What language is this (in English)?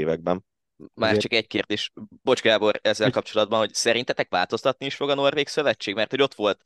Hungarian